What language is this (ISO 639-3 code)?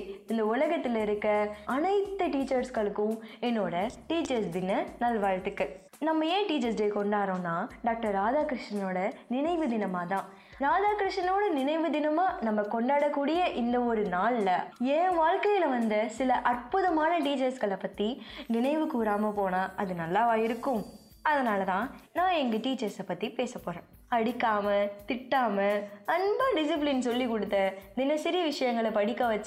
tam